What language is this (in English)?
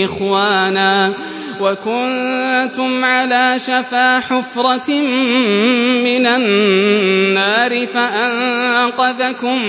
Arabic